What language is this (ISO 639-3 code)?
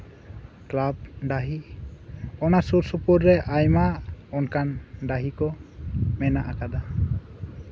sat